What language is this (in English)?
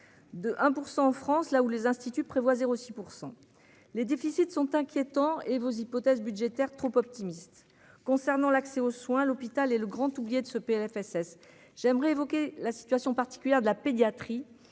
French